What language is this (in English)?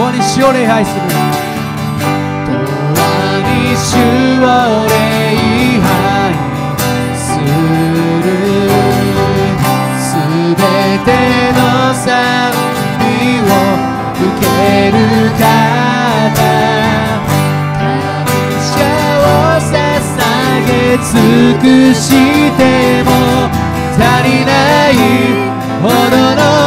Japanese